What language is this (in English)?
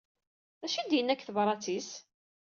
Kabyle